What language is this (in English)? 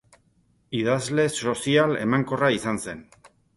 Basque